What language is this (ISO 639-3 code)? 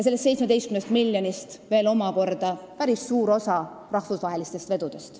est